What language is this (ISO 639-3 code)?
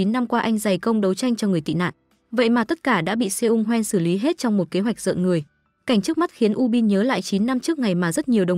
vie